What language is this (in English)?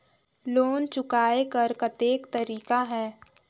Chhattisgarhi